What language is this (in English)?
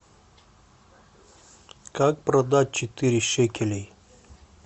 Russian